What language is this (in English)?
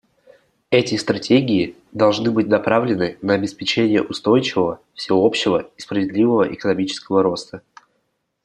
Russian